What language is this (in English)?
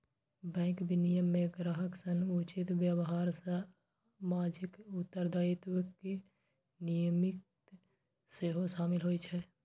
Maithili